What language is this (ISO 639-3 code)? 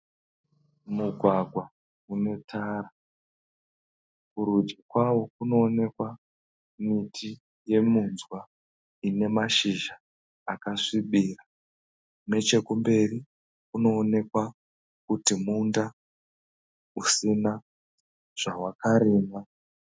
sna